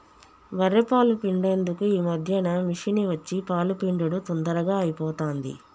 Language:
Telugu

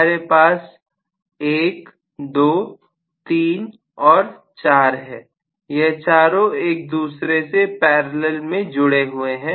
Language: Hindi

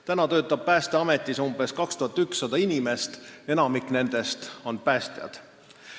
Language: Estonian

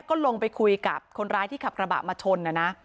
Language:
Thai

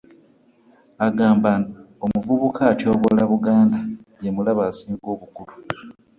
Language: Ganda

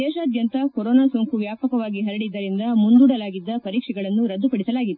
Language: Kannada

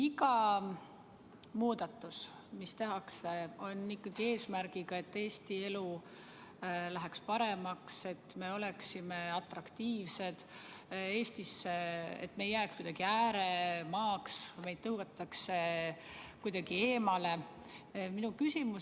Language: Estonian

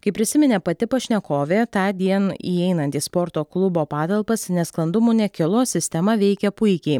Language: Lithuanian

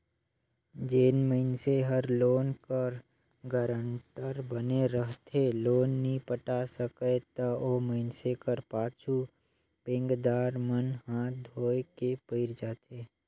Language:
Chhattisgarhi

